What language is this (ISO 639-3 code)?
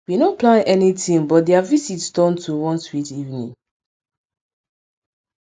pcm